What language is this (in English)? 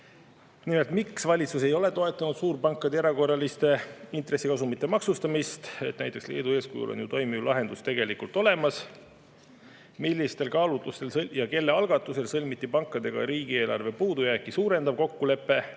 Estonian